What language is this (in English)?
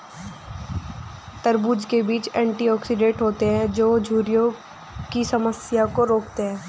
Hindi